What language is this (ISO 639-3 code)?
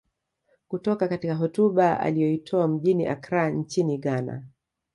swa